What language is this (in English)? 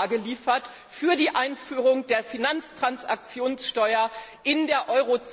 German